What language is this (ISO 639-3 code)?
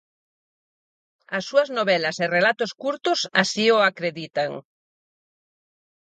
glg